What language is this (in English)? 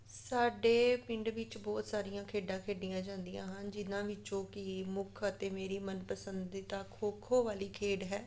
Punjabi